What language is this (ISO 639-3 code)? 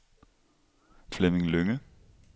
dan